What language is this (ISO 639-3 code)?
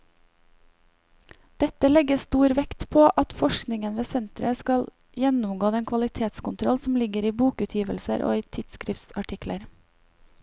nor